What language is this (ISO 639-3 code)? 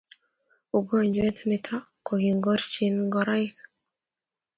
kln